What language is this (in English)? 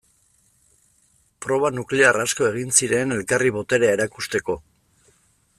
Basque